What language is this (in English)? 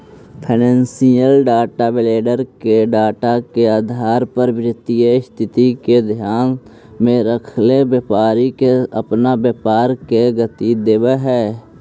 Magahi